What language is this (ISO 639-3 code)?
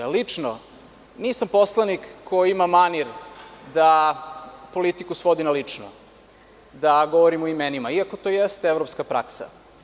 srp